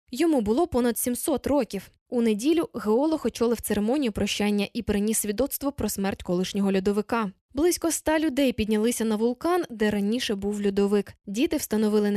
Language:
Ukrainian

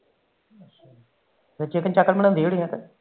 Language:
Punjabi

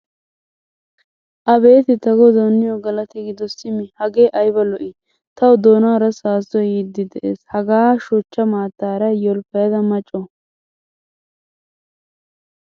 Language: Wolaytta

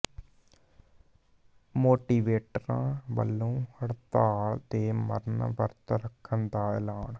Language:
Punjabi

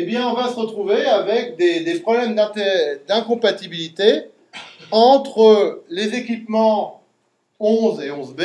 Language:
French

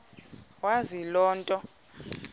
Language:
Xhosa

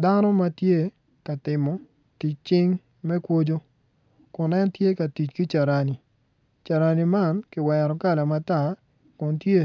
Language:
Acoli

